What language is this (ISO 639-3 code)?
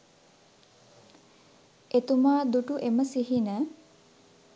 sin